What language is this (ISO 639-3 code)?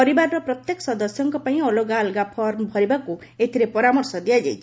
ori